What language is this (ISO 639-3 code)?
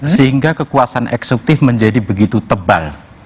ind